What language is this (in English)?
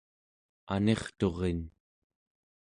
Central Yupik